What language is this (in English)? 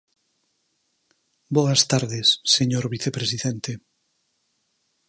Galician